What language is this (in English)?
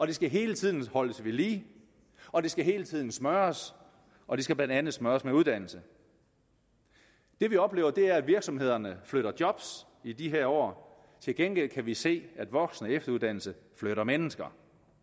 Danish